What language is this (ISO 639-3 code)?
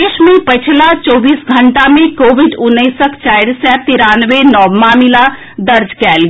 mai